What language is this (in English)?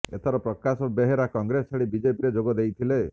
Odia